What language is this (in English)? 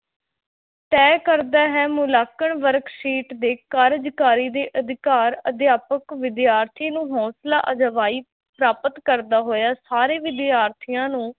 Punjabi